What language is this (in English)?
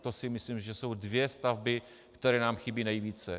Czech